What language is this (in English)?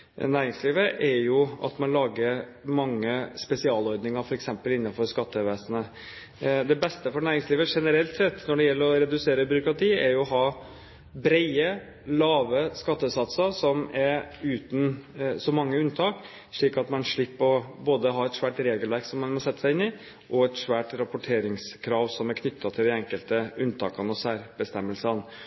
Norwegian Bokmål